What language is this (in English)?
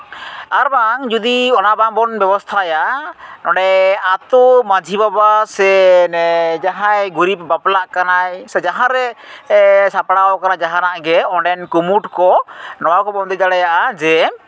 Santali